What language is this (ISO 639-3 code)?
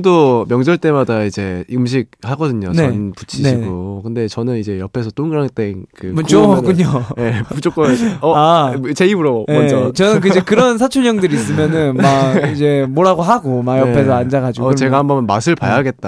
kor